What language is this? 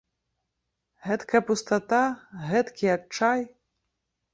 Belarusian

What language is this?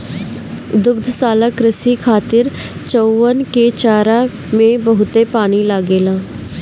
Bhojpuri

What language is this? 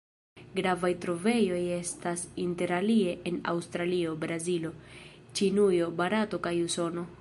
Esperanto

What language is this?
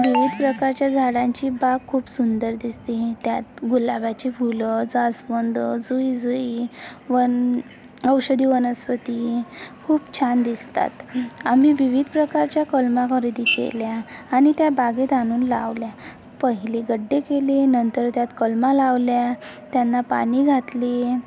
Marathi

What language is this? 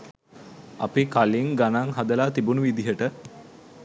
Sinhala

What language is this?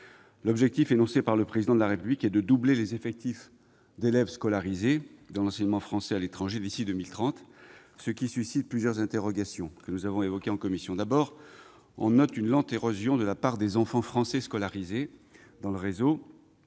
French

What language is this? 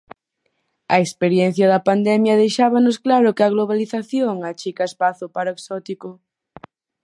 Galician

